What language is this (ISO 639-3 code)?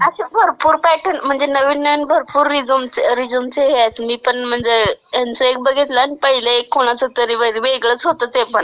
mar